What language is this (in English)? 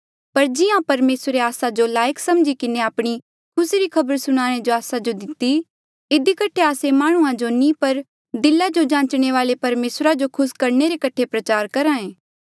Mandeali